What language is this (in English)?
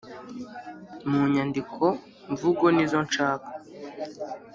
Kinyarwanda